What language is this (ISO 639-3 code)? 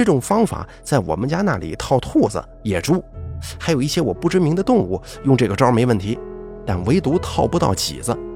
zho